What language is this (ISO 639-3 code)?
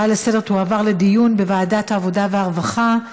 heb